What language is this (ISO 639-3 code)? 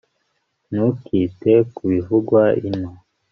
kin